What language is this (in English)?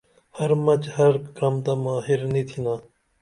Dameli